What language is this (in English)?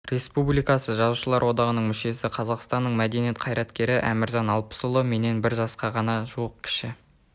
Kazakh